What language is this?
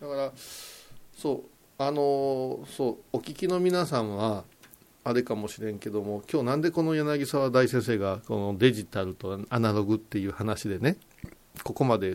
Japanese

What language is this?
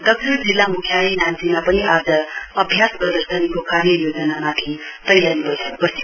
Nepali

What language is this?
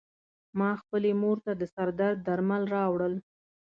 Pashto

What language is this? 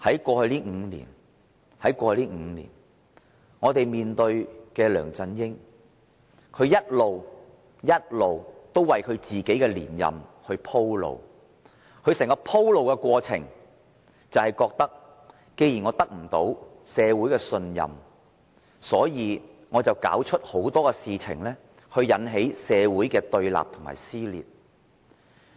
Cantonese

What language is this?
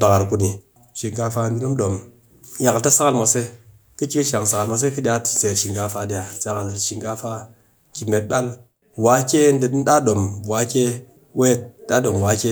Cakfem-Mushere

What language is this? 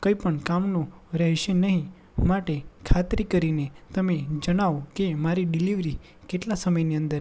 Gujarati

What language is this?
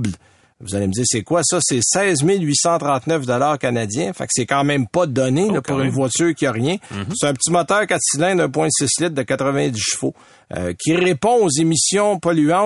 French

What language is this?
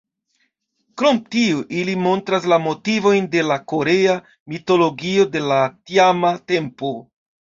Esperanto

